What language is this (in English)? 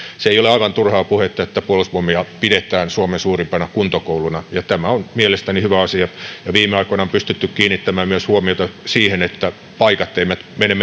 Finnish